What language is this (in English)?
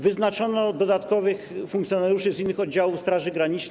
Polish